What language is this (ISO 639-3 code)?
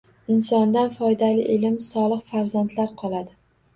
uzb